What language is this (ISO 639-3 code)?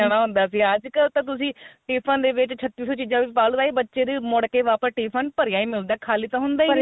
pan